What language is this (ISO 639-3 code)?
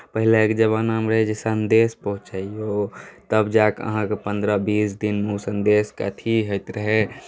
mai